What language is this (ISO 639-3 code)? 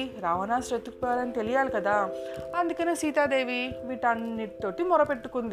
tel